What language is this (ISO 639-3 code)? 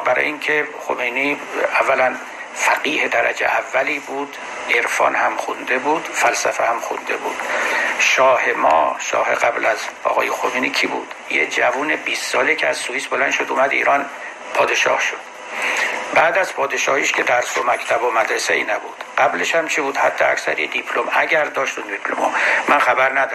fas